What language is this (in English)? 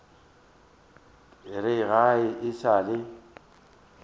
Northern Sotho